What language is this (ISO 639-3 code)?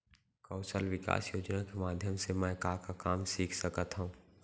hne